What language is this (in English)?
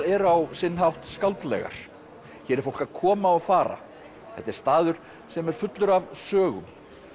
Icelandic